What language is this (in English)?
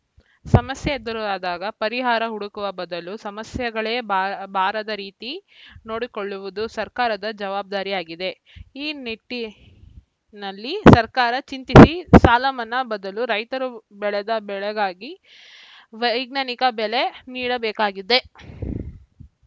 Kannada